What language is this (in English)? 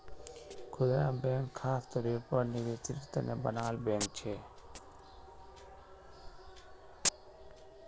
Magahi